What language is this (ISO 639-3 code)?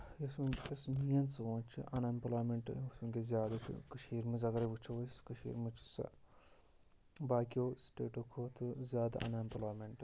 kas